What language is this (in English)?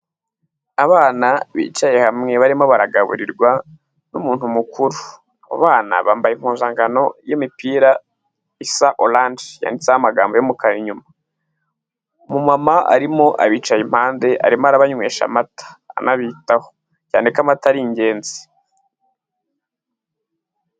Kinyarwanda